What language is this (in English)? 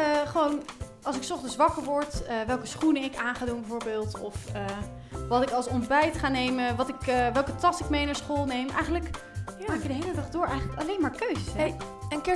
Dutch